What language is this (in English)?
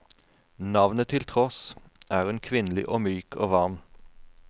Norwegian